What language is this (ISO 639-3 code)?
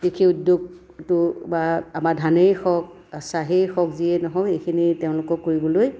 asm